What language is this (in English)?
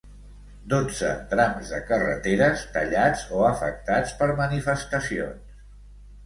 Catalan